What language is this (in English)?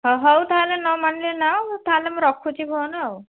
Odia